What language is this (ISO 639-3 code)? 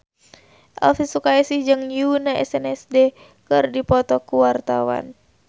sun